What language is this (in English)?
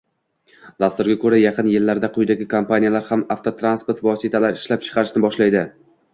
Uzbek